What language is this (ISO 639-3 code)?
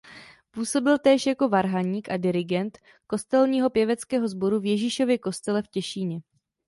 ces